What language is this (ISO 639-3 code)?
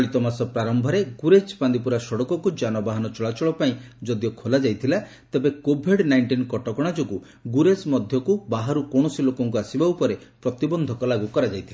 ori